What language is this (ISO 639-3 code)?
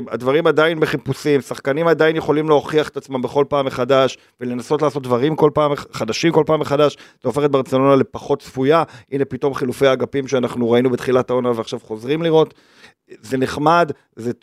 heb